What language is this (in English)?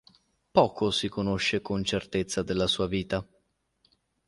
Italian